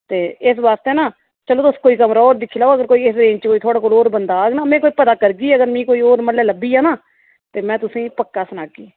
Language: Dogri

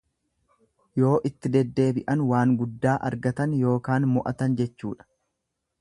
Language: Oromo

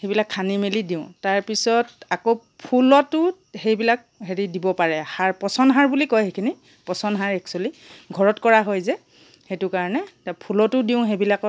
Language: Assamese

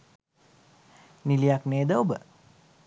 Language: Sinhala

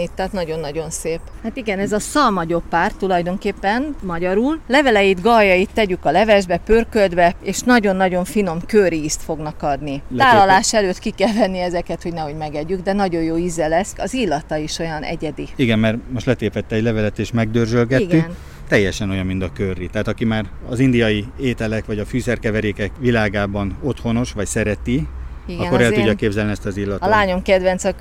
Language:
Hungarian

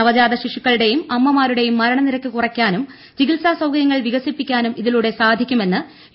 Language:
Malayalam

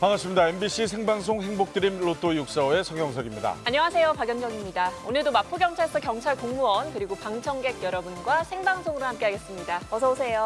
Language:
Korean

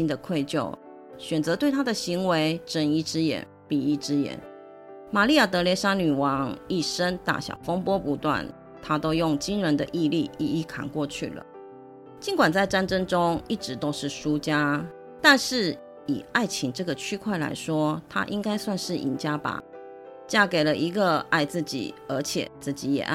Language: Chinese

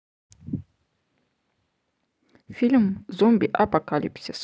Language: Russian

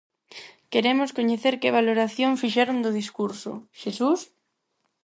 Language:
Galician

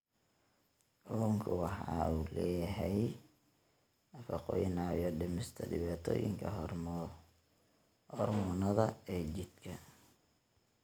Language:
Somali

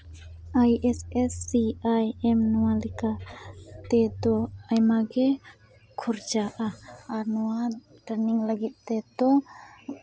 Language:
Santali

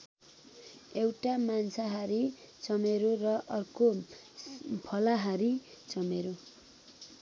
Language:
Nepali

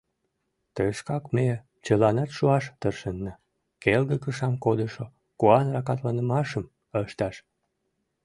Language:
Mari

